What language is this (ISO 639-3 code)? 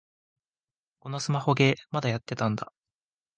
jpn